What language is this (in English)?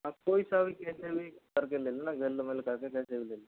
Hindi